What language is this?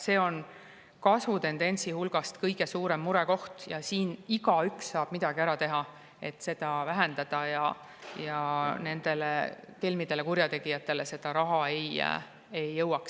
Estonian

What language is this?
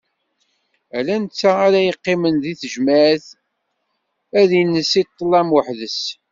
Kabyle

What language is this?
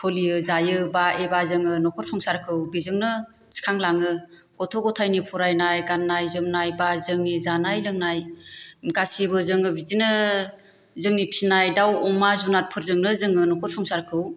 Bodo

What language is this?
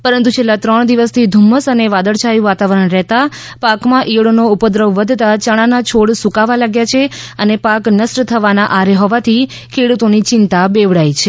Gujarati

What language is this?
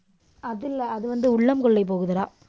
Tamil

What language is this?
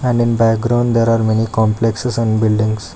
English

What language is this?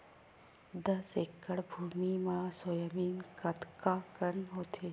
Chhattisgarhi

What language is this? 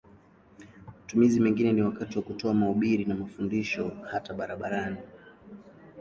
Swahili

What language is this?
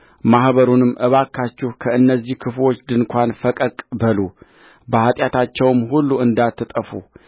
Amharic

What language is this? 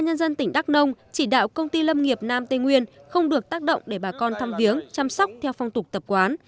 Vietnamese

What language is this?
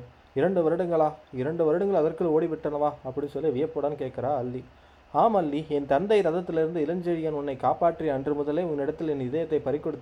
Tamil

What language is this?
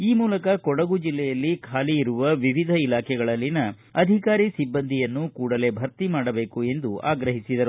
Kannada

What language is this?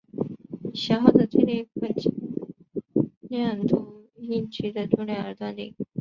Chinese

